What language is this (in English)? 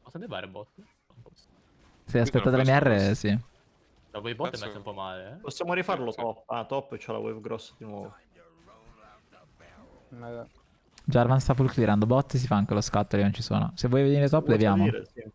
Italian